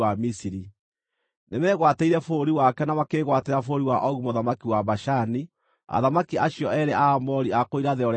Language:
Kikuyu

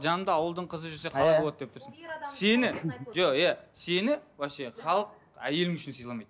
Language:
Kazakh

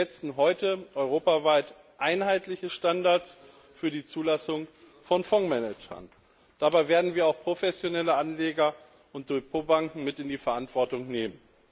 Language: German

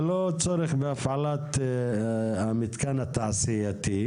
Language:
Hebrew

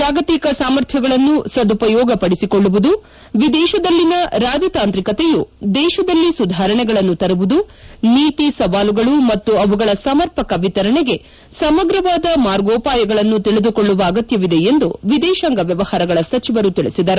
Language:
Kannada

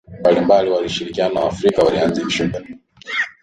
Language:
Swahili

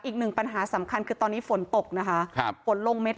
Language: Thai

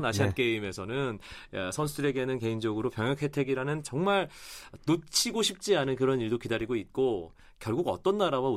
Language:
Korean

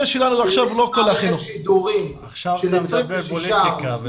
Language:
Hebrew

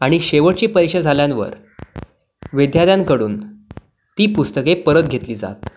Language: Marathi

